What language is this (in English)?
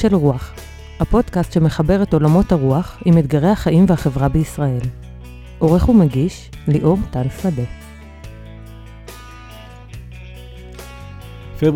Hebrew